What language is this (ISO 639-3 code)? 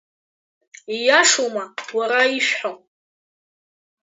abk